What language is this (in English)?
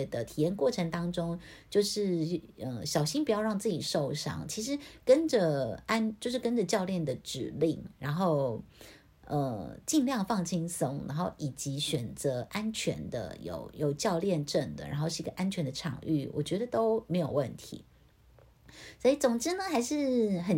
Chinese